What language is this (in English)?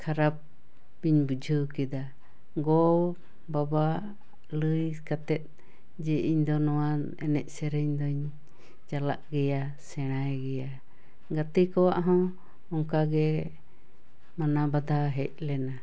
Santali